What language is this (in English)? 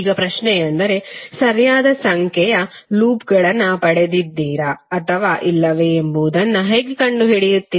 Kannada